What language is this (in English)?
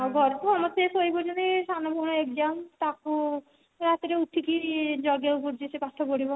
Odia